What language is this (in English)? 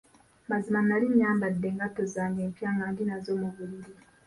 Ganda